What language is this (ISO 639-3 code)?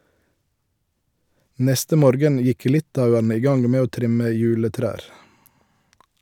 nor